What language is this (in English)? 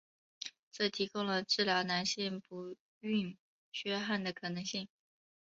Chinese